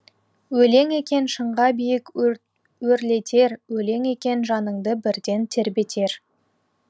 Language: Kazakh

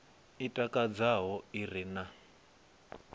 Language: Venda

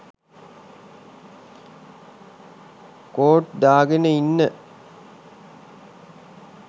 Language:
Sinhala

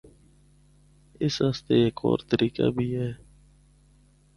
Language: Northern Hindko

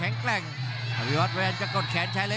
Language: Thai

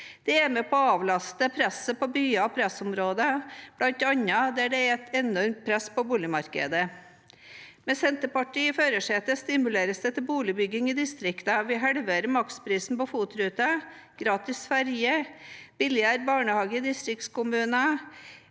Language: Norwegian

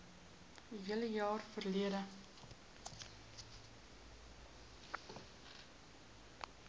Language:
Afrikaans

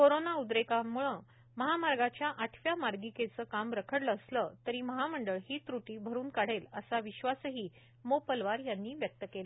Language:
Marathi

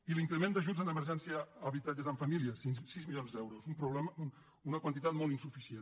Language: Catalan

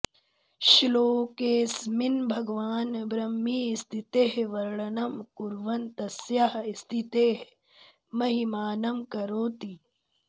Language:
Sanskrit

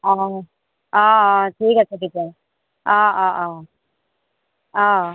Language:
Assamese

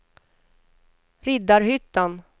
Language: Swedish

